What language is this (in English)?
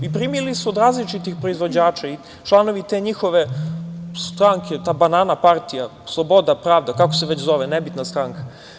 Serbian